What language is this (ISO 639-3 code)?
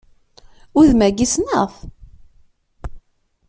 kab